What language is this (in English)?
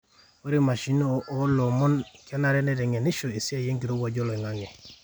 Masai